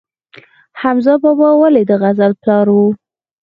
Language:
Pashto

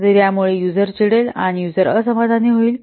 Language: Marathi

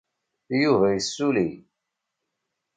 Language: Kabyle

